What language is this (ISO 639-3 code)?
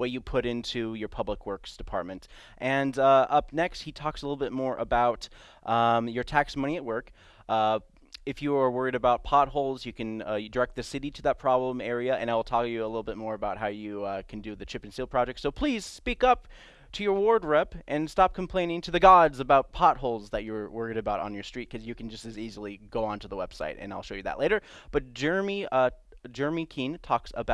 eng